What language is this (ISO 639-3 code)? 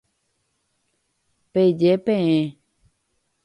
grn